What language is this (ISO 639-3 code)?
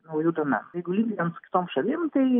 lit